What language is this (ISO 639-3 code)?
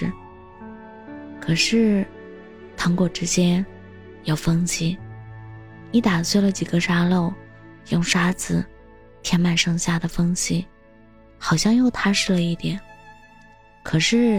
zho